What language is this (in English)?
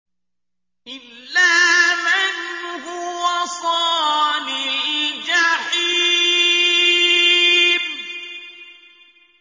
Arabic